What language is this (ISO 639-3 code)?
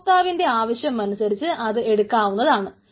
mal